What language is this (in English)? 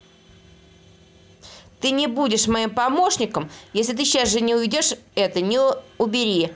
Russian